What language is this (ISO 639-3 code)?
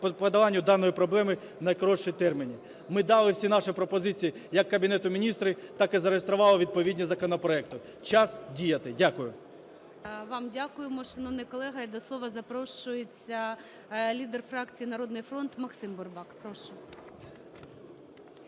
ukr